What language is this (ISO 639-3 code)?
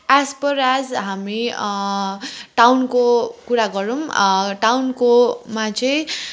nep